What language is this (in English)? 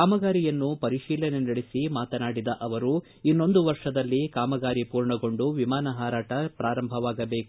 Kannada